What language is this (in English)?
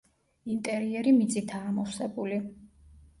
Georgian